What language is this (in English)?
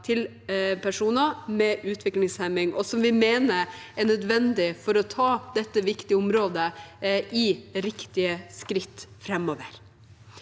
Norwegian